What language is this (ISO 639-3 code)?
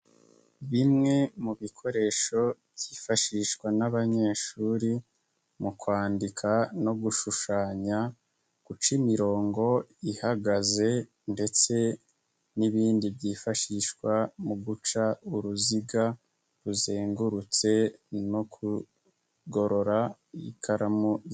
kin